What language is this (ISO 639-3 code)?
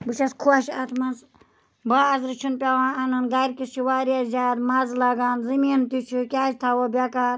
kas